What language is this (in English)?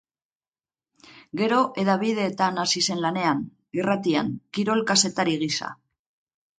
Basque